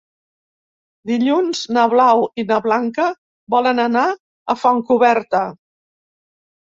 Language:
Catalan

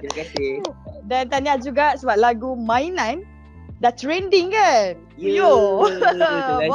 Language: Malay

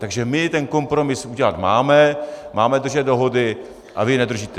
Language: Czech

